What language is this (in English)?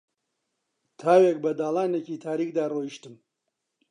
Central Kurdish